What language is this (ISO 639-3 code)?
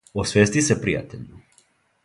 srp